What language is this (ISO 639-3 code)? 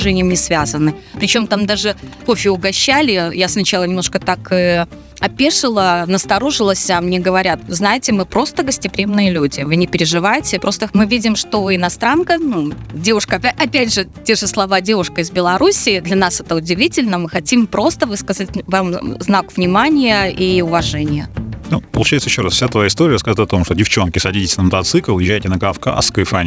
rus